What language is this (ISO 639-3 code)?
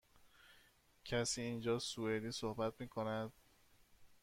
fas